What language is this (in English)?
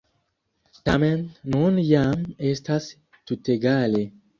Esperanto